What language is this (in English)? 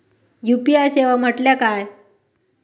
Marathi